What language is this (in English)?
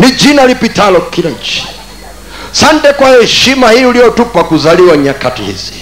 Swahili